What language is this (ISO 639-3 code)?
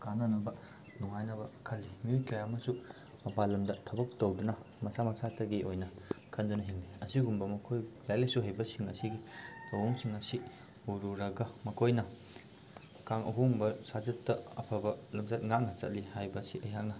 mni